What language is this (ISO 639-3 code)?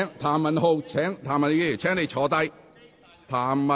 yue